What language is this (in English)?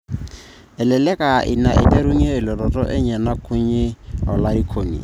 Masai